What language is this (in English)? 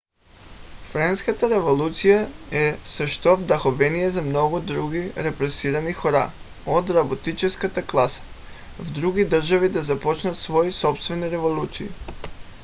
Bulgarian